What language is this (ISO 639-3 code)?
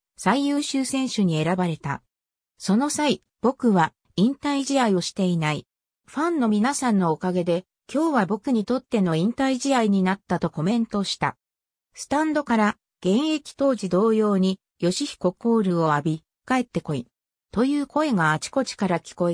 jpn